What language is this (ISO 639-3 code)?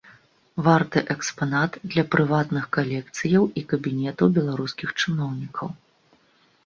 bel